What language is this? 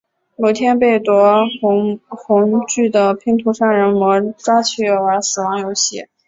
Chinese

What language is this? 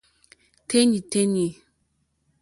Mokpwe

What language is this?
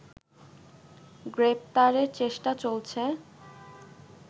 Bangla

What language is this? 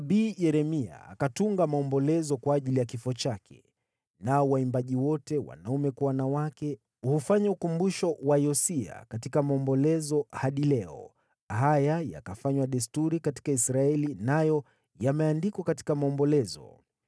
Swahili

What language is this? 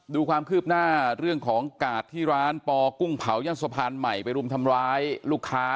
Thai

